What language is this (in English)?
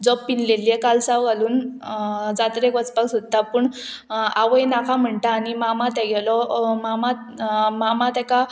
Konkani